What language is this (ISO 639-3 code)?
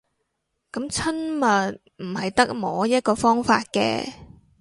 yue